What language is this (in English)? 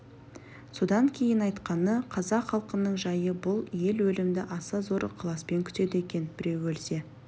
Kazakh